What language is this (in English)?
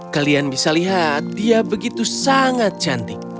Indonesian